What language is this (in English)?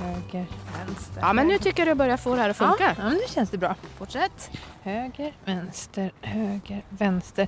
Swedish